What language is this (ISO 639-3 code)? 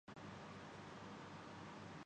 urd